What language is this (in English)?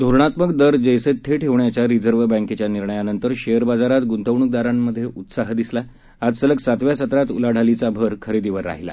Marathi